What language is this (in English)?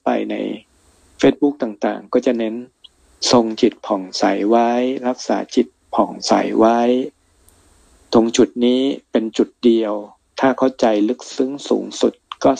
Thai